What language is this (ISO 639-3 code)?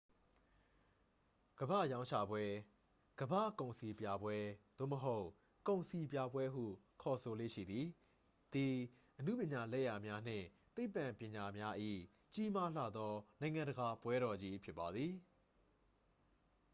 mya